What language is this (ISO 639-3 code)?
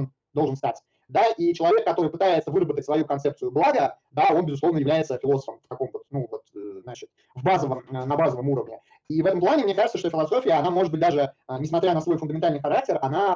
rus